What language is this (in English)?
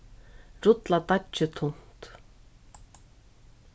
Faroese